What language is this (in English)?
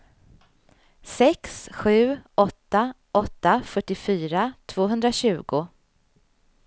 Swedish